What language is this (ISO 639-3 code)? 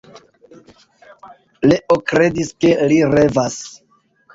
epo